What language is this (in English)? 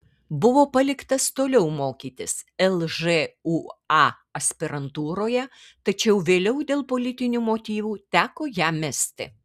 Lithuanian